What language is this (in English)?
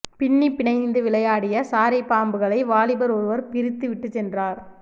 Tamil